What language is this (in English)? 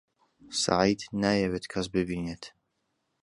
Central Kurdish